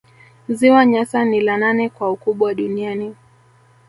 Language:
Swahili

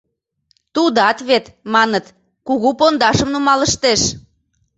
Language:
Mari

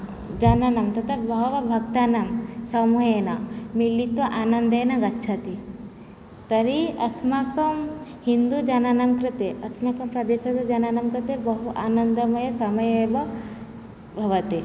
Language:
Sanskrit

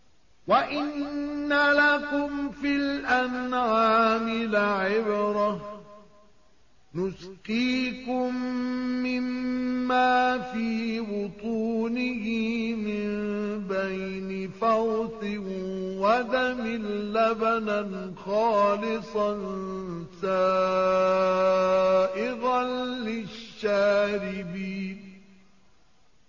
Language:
Arabic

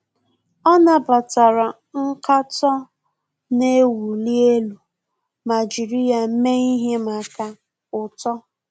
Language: Igbo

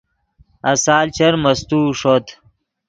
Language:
Yidgha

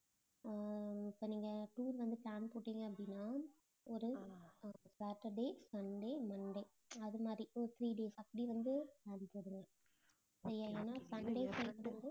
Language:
Tamil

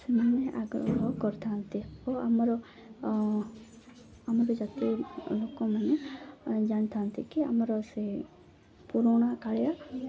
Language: Odia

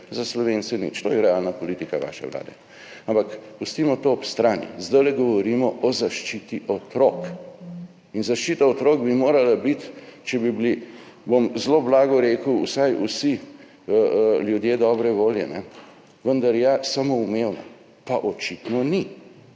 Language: Slovenian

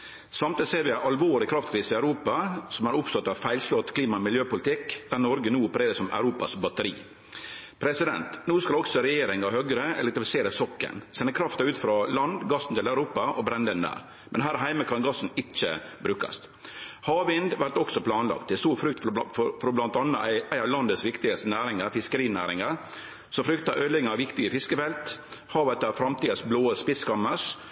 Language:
Norwegian Nynorsk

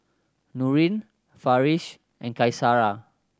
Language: English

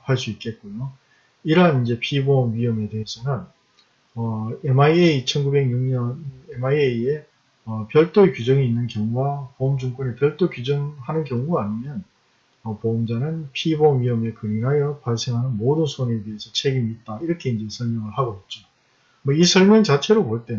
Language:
Korean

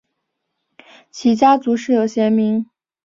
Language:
Chinese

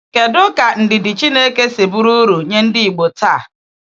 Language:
Igbo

